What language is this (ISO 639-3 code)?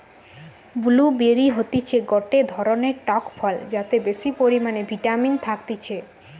ben